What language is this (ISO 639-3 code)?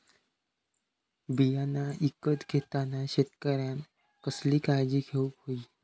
mar